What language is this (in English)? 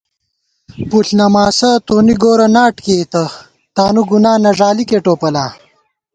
Gawar-Bati